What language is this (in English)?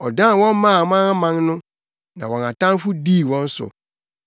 Akan